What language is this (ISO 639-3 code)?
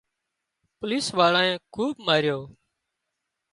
kxp